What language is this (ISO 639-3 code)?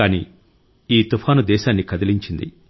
tel